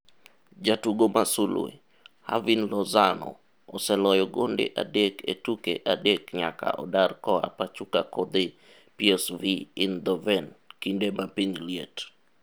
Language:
Luo (Kenya and Tanzania)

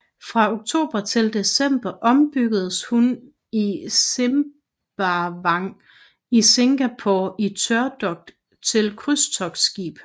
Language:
Danish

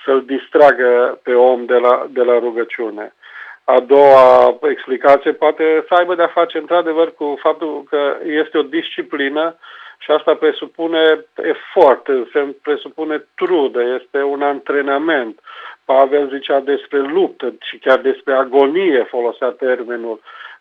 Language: Romanian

